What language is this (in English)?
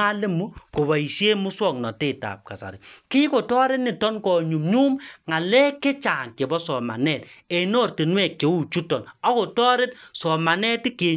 Kalenjin